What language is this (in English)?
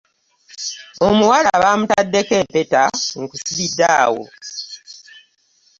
Ganda